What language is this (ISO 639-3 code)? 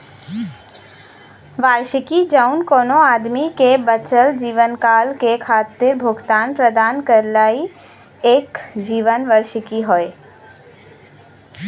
bho